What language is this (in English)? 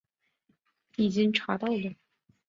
Chinese